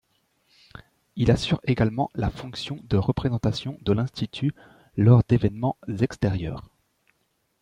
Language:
French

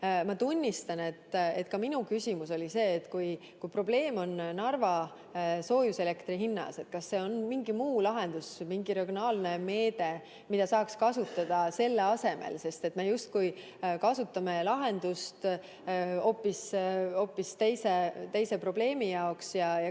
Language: Estonian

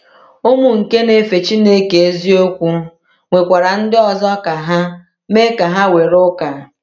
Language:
Igbo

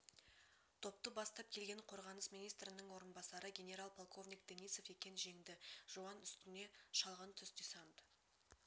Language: Kazakh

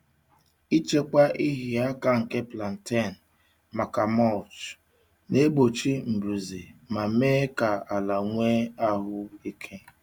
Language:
Igbo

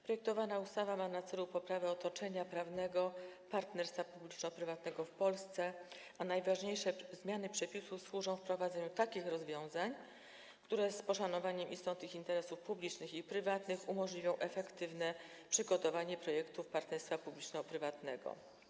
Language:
Polish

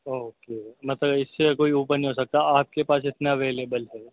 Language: Urdu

